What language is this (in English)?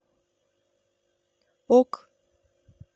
Russian